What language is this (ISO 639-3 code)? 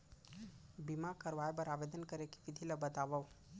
hne